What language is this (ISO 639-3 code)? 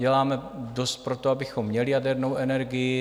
ces